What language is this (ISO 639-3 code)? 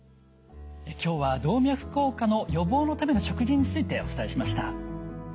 jpn